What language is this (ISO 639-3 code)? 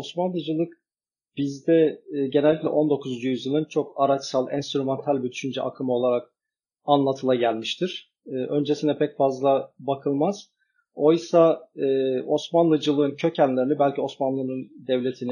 tur